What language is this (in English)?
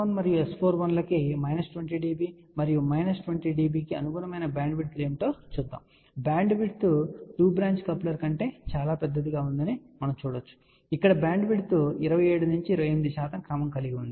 Telugu